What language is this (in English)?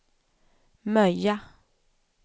Swedish